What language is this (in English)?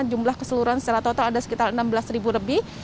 Indonesian